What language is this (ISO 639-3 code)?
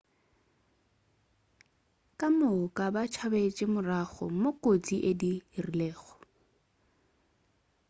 nso